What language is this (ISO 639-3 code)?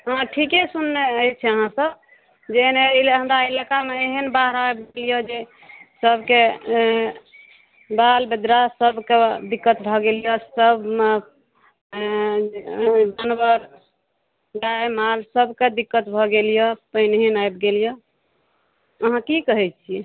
mai